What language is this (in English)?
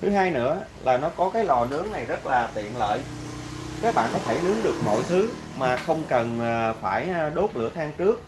Vietnamese